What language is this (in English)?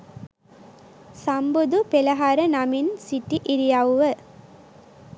Sinhala